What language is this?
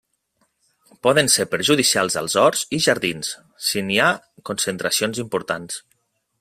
Catalan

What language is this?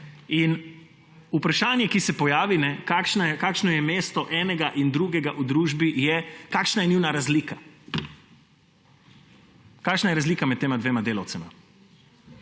Slovenian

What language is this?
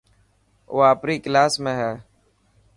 Dhatki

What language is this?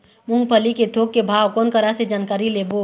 Chhattisgarhi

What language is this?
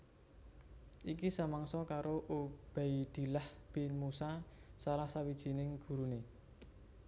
Javanese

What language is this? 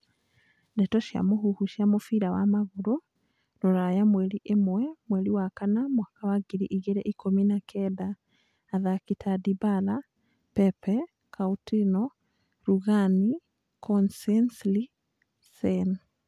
Kikuyu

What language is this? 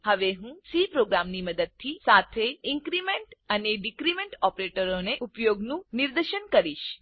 Gujarati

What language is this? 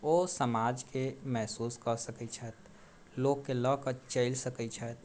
Maithili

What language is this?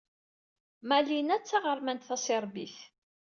Kabyle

